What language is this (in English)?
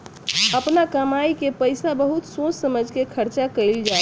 Bhojpuri